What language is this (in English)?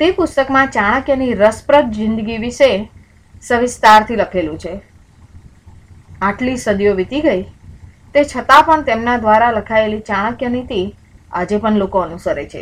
Gujarati